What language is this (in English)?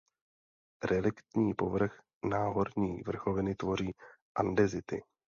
Czech